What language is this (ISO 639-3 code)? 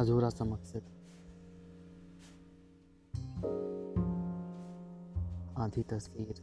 hin